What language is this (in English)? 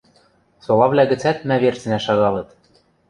Western Mari